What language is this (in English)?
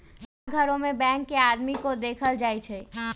Magahi